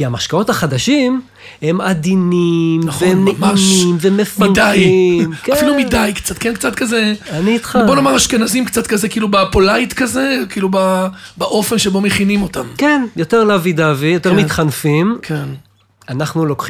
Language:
Hebrew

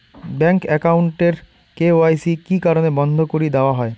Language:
Bangla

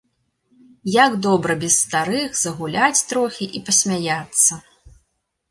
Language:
Belarusian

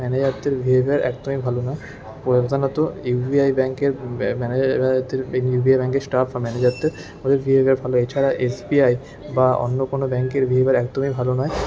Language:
Bangla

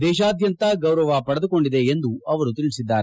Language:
Kannada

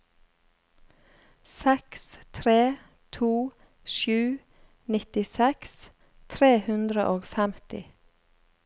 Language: Norwegian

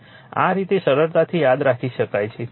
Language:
Gujarati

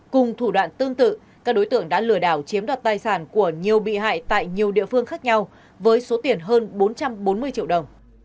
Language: Vietnamese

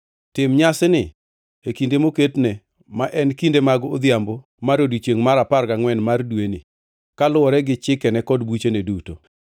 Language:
Luo (Kenya and Tanzania)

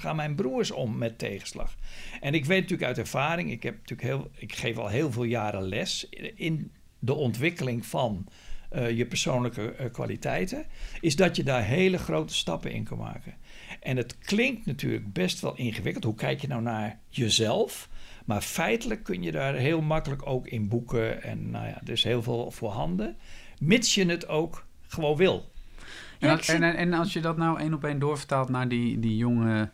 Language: Dutch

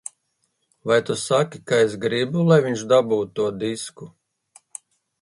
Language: Latvian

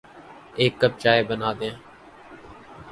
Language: Urdu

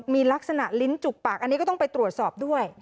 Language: Thai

